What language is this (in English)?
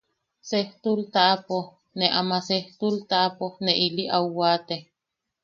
Yaqui